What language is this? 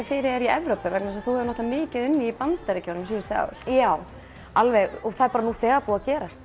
Icelandic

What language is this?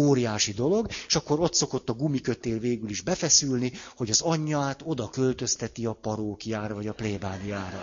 Hungarian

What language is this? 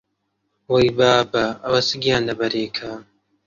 Central Kurdish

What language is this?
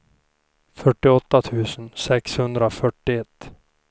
Swedish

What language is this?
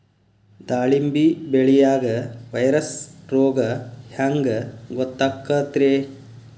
Kannada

